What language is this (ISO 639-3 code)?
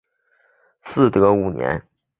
zho